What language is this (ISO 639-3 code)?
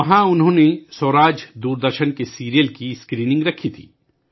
urd